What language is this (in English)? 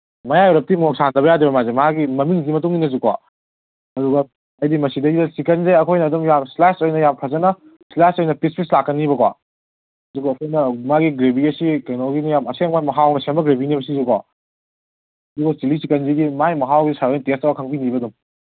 Manipuri